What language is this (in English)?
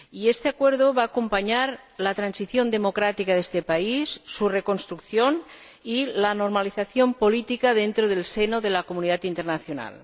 Spanish